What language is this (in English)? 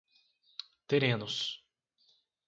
Portuguese